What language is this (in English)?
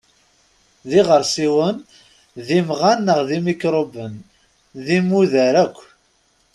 Kabyle